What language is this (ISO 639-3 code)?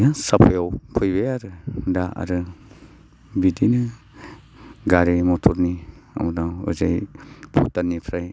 brx